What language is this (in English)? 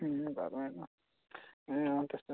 Nepali